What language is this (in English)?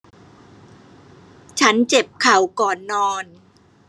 Thai